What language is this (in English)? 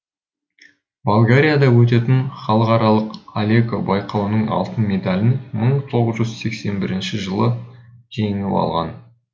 Kazakh